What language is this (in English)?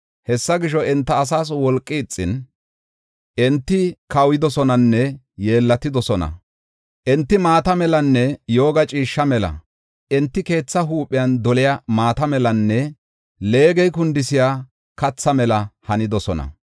Gofa